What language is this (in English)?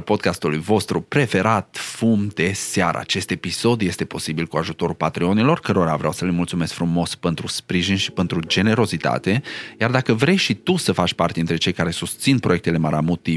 Romanian